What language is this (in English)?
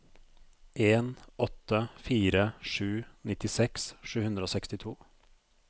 Norwegian